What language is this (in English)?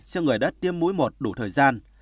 Vietnamese